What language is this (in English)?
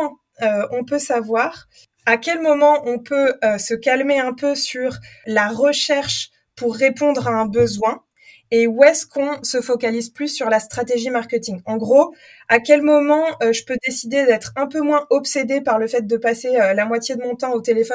French